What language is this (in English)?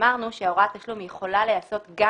Hebrew